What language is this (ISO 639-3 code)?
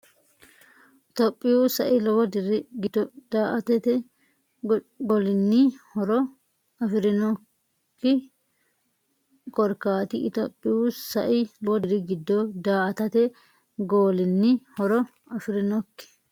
sid